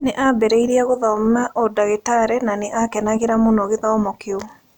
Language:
Kikuyu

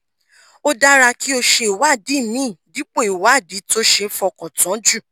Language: Yoruba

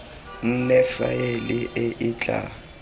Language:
Tswana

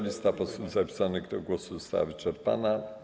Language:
Polish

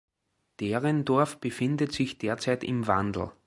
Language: German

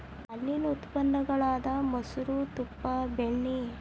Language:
Kannada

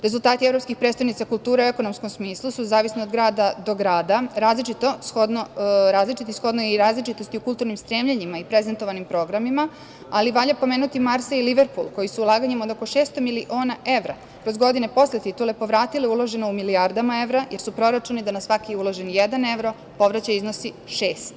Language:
Serbian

